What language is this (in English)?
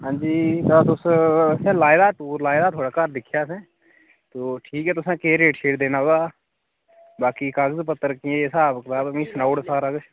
Dogri